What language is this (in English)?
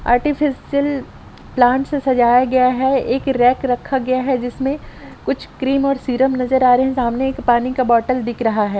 Hindi